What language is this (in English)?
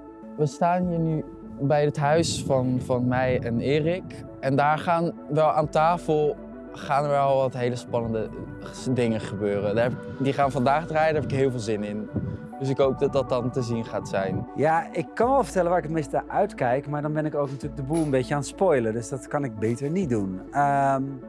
Dutch